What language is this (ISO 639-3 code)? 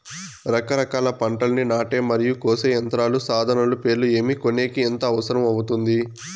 tel